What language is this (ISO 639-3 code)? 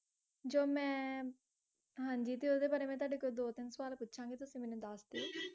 pan